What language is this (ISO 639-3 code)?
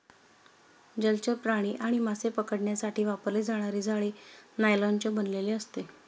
mar